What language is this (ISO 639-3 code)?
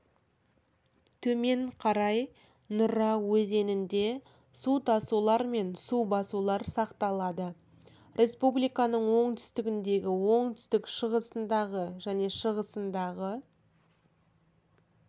kaz